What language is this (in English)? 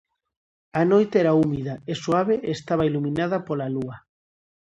Galician